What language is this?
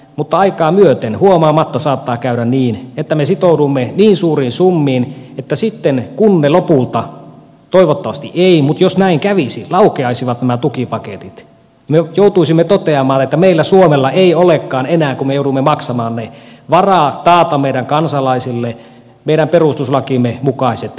Finnish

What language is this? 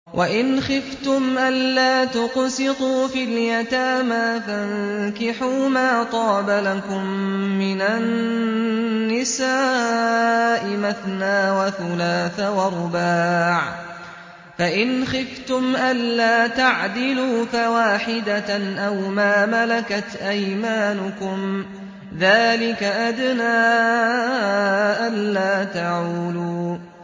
Arabic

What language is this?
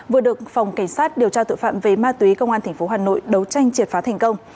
Vietnamese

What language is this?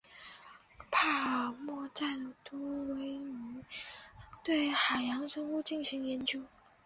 Chinese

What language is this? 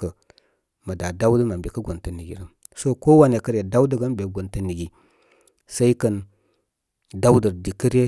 Koma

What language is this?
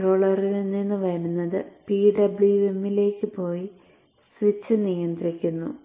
Malayalam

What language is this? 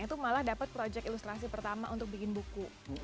Indonesian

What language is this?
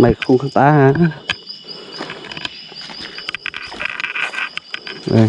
Vietnamese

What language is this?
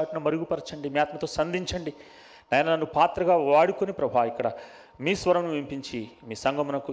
Telugu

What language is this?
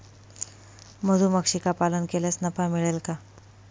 Marathi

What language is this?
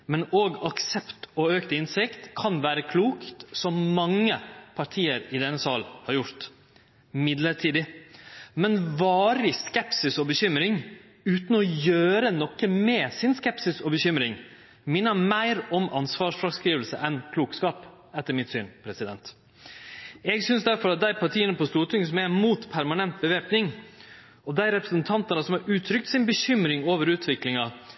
Norwegian Nynorsk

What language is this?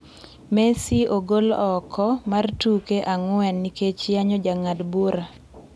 Luo (Kenya and Tanzania)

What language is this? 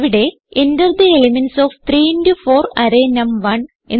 Malayalam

